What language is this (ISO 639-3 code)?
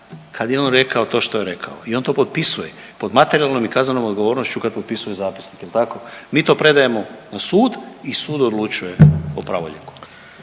hrv